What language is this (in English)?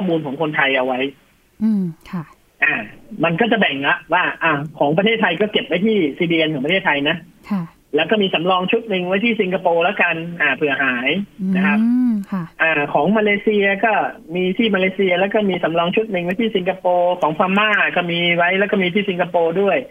Thai